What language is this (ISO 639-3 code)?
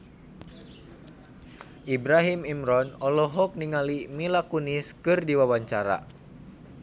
sun